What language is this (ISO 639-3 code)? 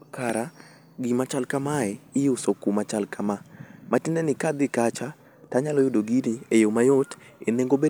luo